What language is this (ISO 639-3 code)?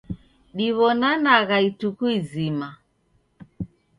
dav